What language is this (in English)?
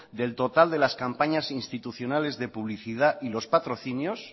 Spanish